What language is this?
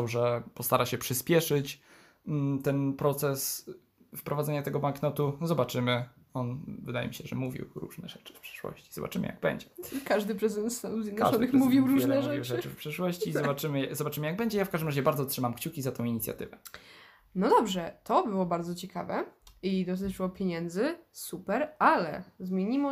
Polish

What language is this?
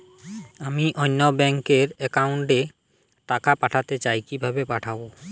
Bangla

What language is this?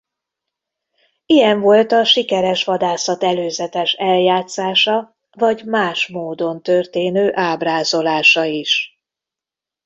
Hungarian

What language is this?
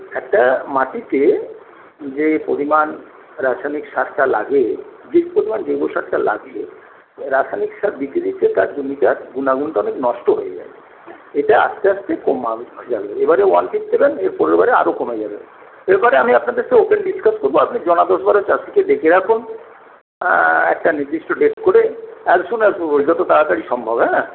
Bangla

